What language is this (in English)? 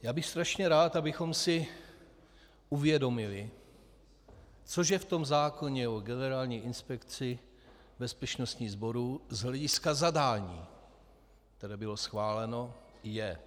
Czech